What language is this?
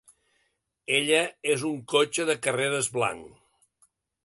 Catalan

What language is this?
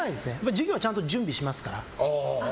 Japanese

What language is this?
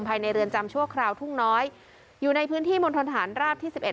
Thai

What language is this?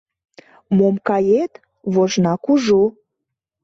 Mari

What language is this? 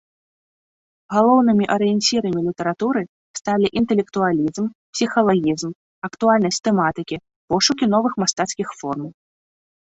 Belarusian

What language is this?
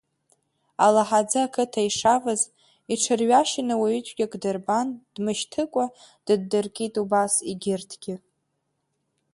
Abkhazian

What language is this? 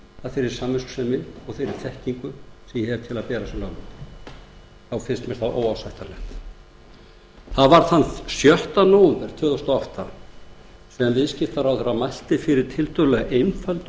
Icelandic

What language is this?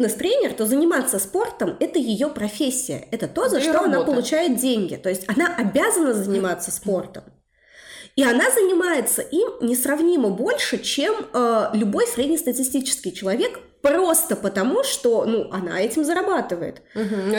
Russian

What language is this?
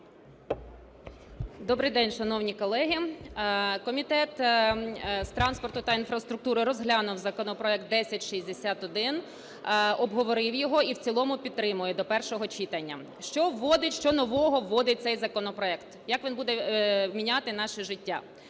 Ukrainian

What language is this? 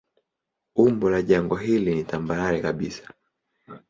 Swahili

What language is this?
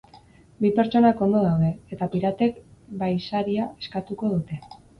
Basque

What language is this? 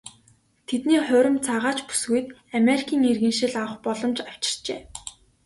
Mongolian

